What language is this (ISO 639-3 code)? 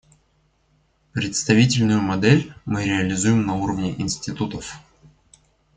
rus